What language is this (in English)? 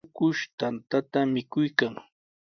Sihuas Ancash Quechua